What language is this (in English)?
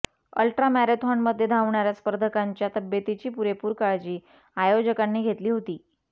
Marathi